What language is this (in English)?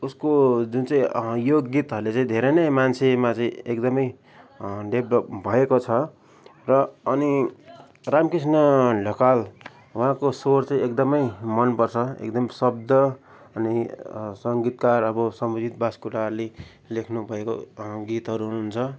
Nepali